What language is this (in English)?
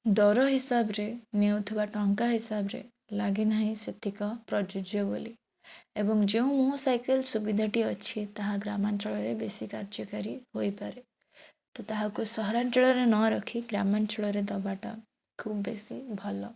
Odia